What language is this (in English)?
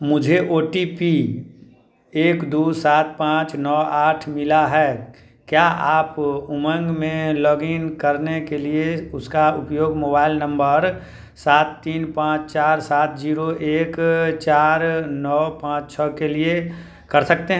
Hindi